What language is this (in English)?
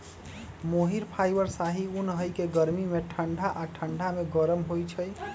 Magahi